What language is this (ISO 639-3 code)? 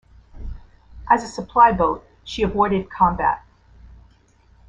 eng